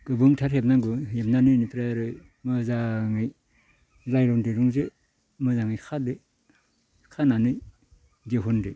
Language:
Bodo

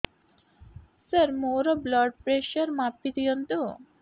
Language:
Odia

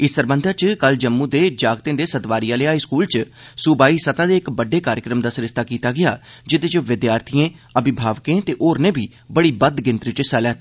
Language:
Dogri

